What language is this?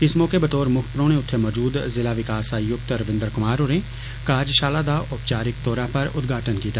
Dogri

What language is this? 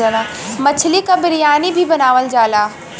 Bhojpuri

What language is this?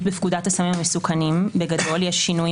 Hebrew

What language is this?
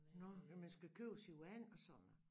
Danish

